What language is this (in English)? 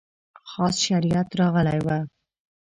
Pashto